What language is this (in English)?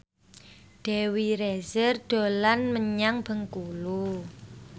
Javanese